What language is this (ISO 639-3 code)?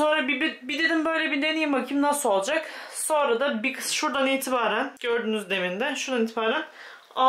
tur